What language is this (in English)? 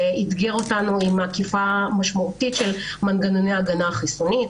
Hebrew